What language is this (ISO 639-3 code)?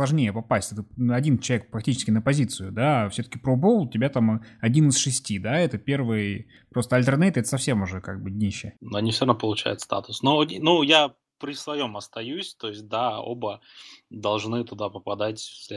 rus